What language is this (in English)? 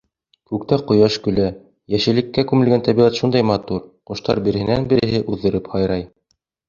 Bashkir